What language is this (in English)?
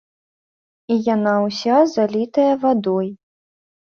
Belarusian